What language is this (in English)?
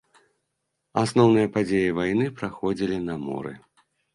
Belarusian